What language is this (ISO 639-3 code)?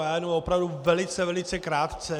ces